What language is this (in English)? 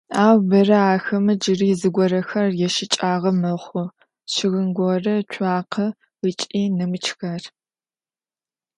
Adyghe